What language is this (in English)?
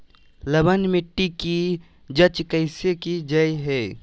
Magahi